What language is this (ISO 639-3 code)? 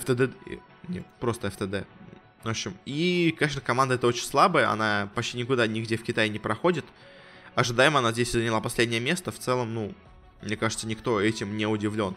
rus